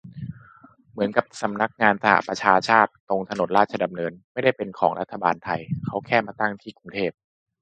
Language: Thai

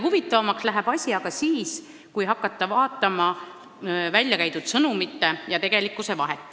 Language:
Estonian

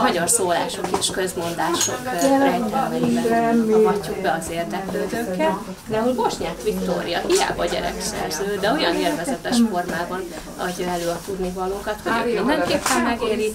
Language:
Hungarian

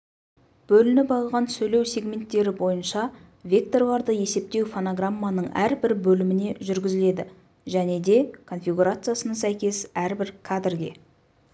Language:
Kazakh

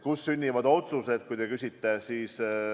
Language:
Estonian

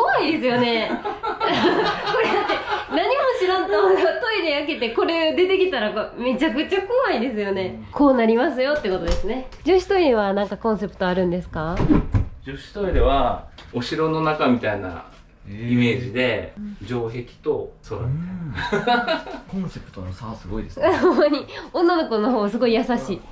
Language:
Japanese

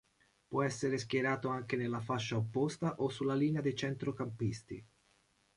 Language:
Italian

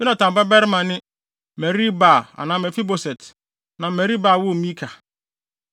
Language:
Akan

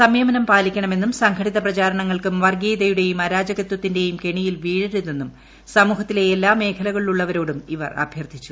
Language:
Malayalam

